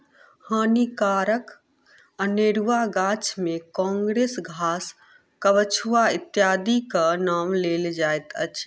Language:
Maithili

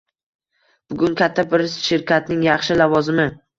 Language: Uzbek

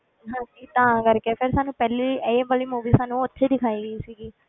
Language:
Punjabi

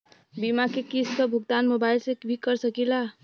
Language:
Bhojpuri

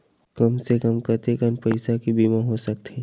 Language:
Chhattisgarhi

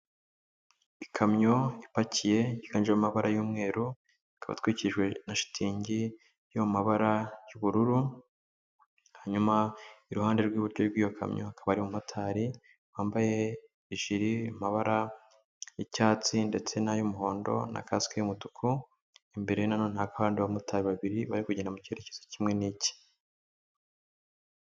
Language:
Kinyarwanda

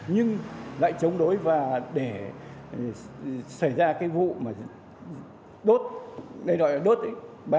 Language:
Vietnamese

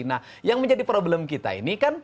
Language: Indonesian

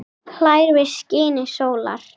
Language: Icelandic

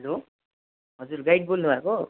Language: Nepali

